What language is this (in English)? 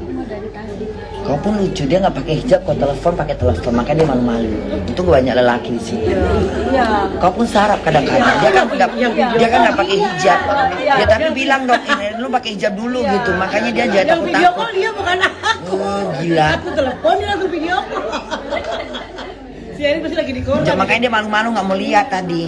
Indonesian